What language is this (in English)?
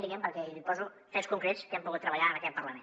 Catalan